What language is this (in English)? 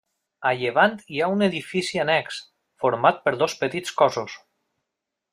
Catalan